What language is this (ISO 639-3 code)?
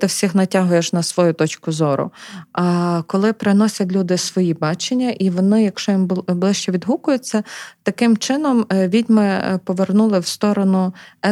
ukr